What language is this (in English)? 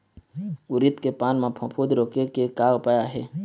Chhattisgarhi